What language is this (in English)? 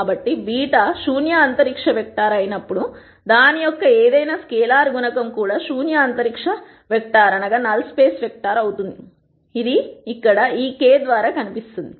Telugu